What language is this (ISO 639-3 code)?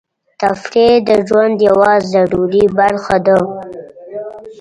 pus